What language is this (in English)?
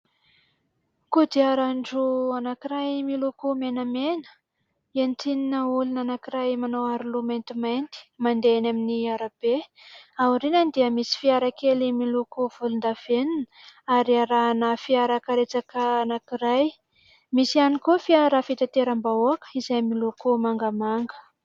Malagasy